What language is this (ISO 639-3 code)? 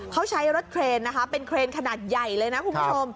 tha